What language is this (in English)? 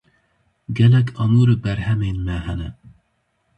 Kurdish